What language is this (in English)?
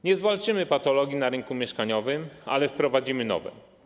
Polish